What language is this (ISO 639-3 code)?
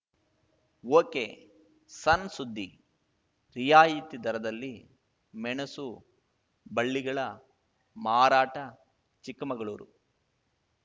kan